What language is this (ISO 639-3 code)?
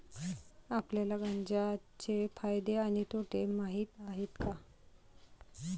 mar